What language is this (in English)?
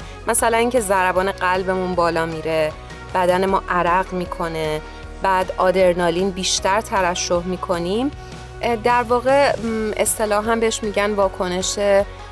Persian